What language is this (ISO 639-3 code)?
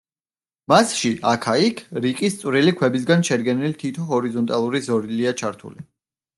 kat